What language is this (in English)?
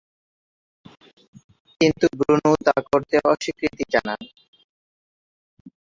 Bangla